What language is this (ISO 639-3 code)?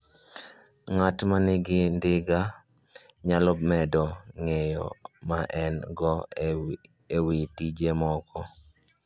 luo